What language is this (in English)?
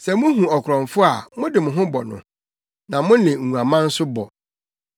Akan